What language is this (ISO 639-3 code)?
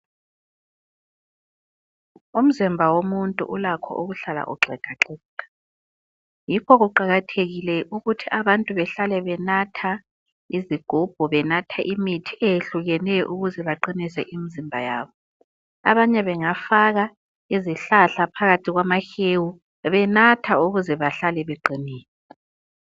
nde